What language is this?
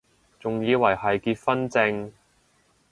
Cantonese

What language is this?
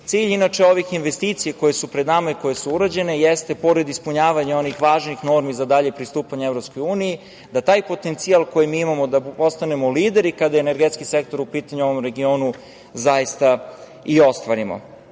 Serbian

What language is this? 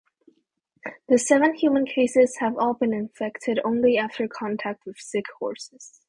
English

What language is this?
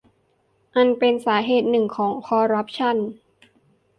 Thai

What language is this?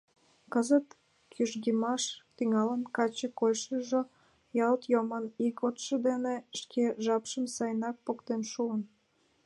Mari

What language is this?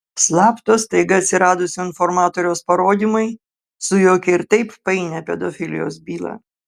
Lithuanian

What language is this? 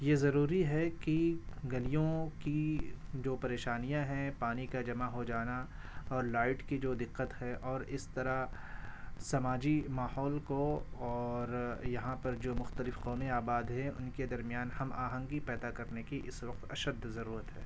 Urdu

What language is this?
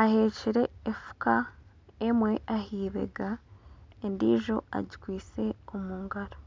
Nyankole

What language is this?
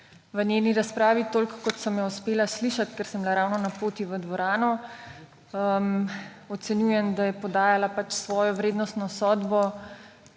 Slovenian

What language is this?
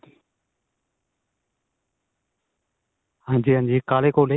Punjabi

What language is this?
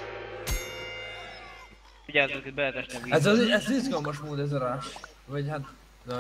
Hungarian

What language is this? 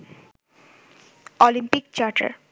Bangla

